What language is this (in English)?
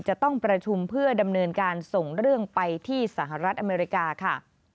Thai